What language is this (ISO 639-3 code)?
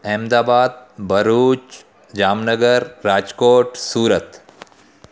snd